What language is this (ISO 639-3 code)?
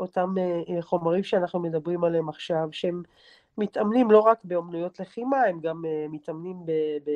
heb